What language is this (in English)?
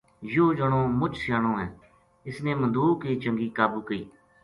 Gujari